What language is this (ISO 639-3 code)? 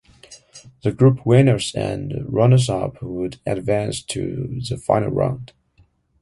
eng